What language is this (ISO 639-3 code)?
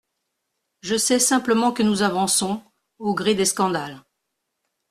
fra